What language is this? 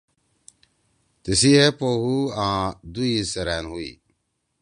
Torwali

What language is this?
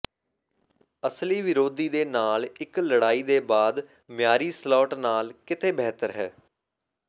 Punjabi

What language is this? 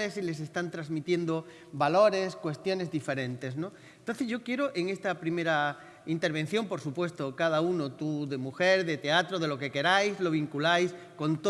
Spanish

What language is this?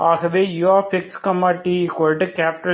Tamil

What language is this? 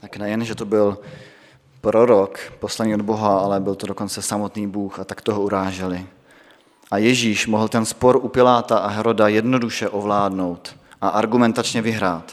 Czech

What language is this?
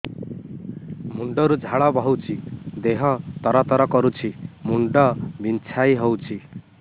Odia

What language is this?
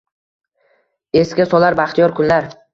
Uzbek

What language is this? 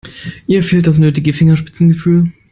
German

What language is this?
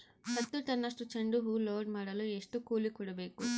Kannada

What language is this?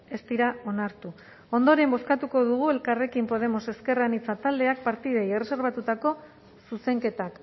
Basque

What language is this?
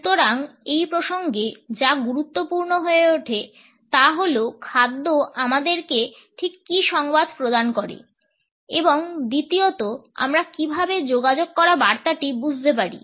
Bangla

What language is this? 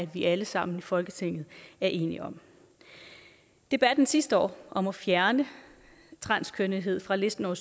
Danish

